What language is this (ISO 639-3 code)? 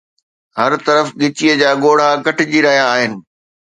snd